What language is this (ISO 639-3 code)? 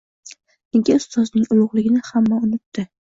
uzb